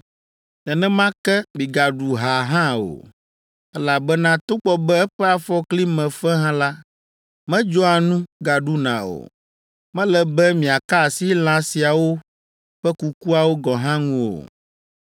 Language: Ewe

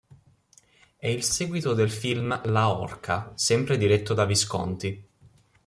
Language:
Italian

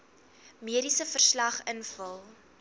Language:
Afrikaans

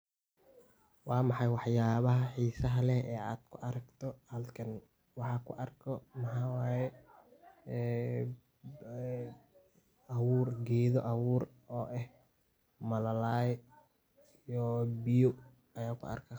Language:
Somali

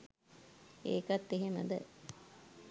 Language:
Sinhala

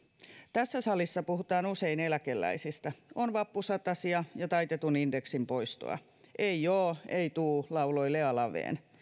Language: Finnish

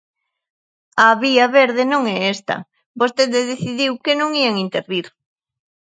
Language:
Galician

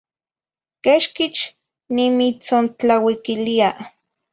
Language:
Zacatlán-Ahuacatlán-Tepetzintla Nahuatl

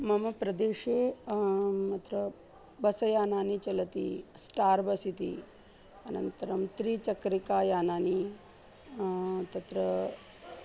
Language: Sanskrit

